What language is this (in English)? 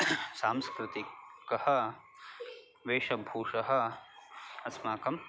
Sanskrit